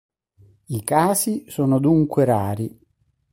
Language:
Italian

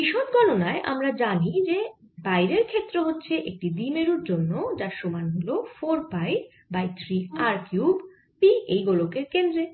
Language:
Bangla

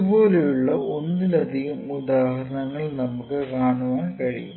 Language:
Malayalam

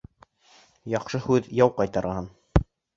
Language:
Bashkir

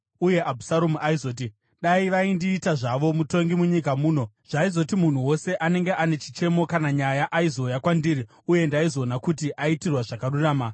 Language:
Shona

